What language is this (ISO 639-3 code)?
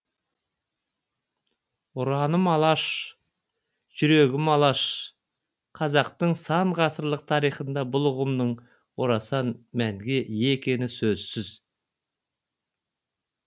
kaz